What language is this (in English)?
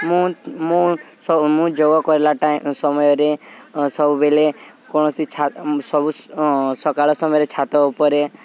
Odia